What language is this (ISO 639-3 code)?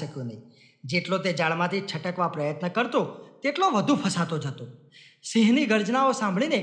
guj